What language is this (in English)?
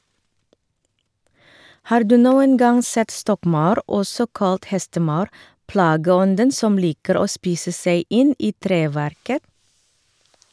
Norwegian